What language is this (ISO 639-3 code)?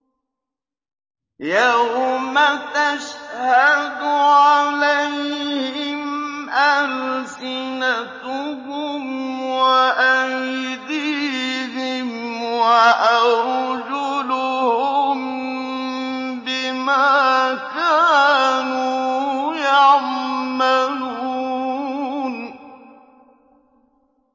ara